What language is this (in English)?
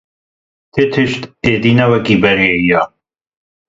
Kurdish